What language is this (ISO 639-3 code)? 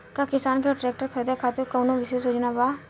bho